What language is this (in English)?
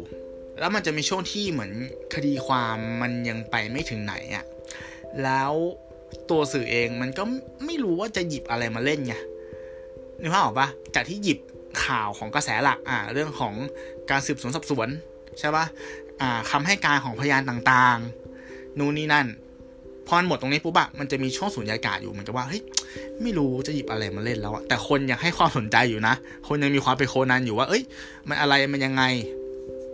Thai